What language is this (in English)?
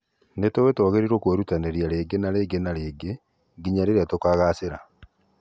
Kikuyu